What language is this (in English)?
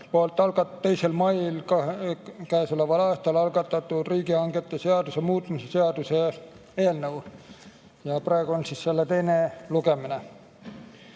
Estonian